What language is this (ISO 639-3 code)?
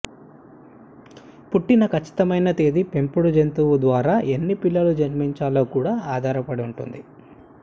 tel